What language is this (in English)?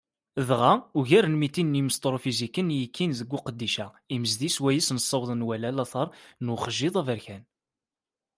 Kabyle